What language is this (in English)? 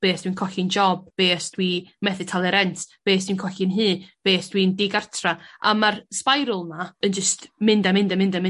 Welsh